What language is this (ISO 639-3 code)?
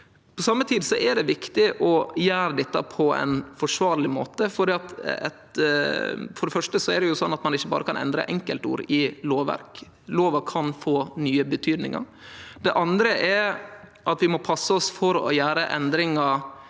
nor